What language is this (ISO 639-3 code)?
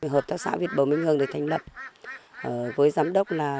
vie